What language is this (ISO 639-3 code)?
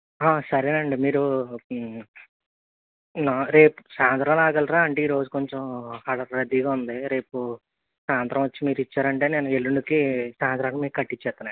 tel